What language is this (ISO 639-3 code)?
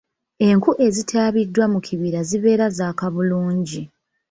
lug